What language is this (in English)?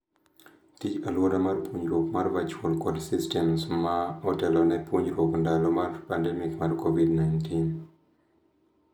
Luo (Kenya and Tanzania)